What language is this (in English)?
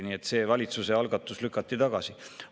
Estonian